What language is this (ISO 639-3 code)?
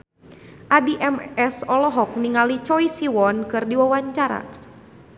sun